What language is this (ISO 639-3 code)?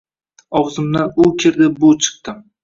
uzb